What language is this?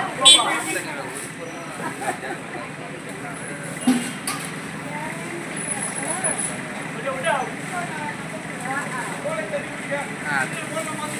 Tamil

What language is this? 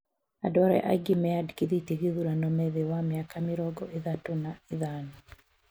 Kikuyu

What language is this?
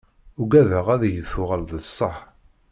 Kabyle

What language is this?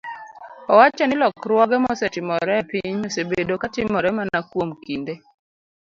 Luo (Kenya and Tanzania)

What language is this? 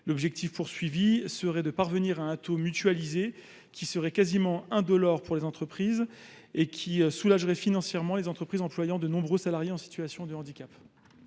French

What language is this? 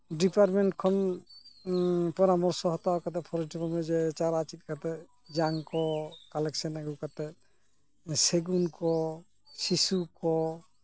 Santali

